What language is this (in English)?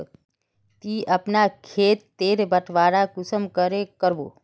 Magahi